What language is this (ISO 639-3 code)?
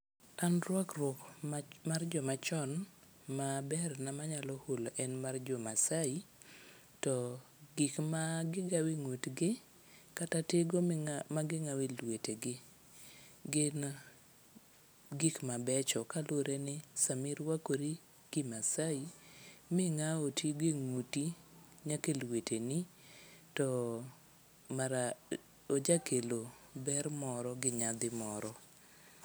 luo